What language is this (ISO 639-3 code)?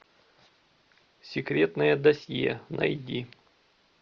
rus